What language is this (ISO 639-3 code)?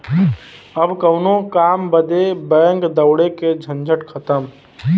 bho